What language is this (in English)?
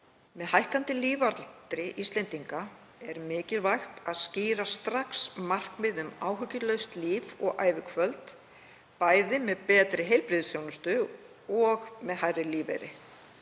Icelandic